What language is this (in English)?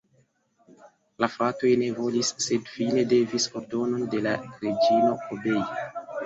Esperanto